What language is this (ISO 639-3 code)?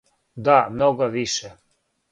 srp